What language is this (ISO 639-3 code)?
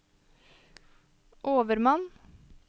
nor